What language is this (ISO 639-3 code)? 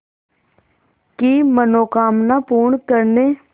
hin